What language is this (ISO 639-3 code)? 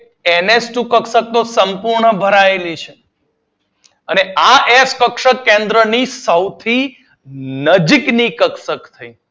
guj